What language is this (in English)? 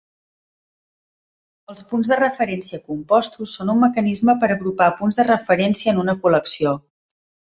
Catalan